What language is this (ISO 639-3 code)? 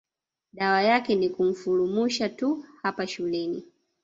swa